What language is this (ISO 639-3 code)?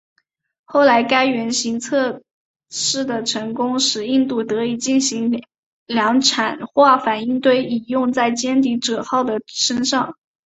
zho